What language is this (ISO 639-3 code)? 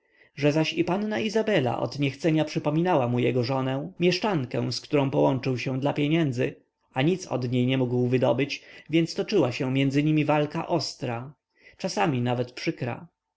pol